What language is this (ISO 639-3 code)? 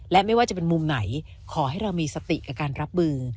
tha